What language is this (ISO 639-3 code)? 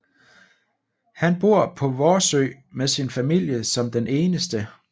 dan